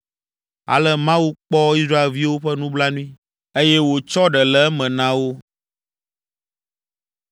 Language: Ewe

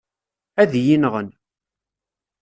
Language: Kabyle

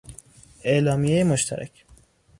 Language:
Persian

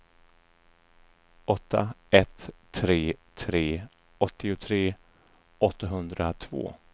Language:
Swedish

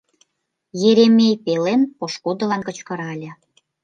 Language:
Mari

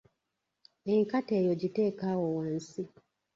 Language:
Ganda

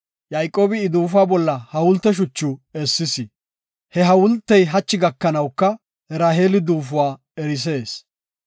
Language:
Gofa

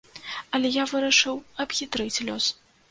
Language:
Belarusian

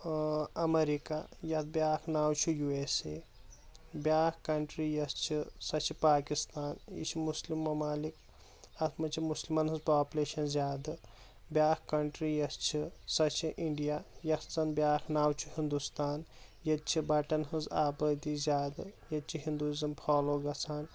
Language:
Kashmiri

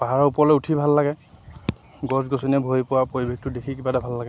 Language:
Assamese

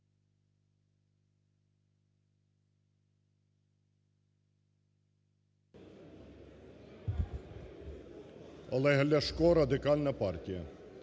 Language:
Ukrainian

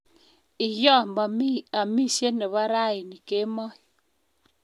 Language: Kalenjin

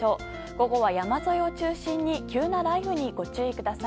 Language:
Japanese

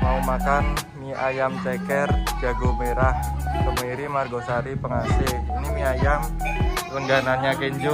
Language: Indonesian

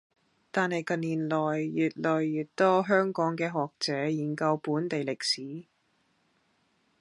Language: Cantonese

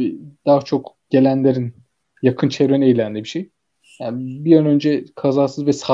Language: Turkish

